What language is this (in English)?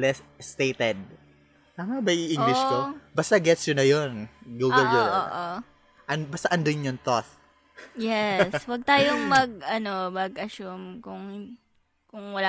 Filipino